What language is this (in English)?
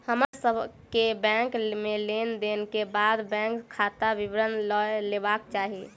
Maithili